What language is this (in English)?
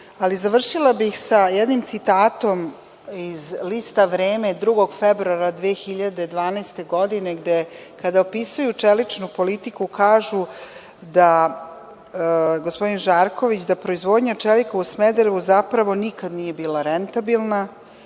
Serbian